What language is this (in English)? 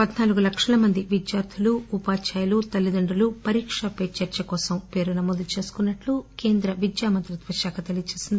Telugu